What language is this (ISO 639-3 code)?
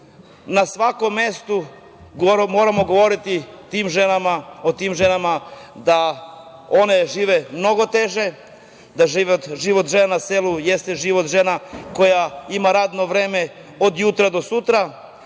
srp